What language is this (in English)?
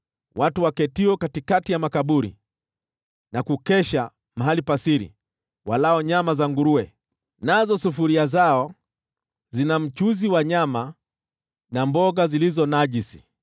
Swahili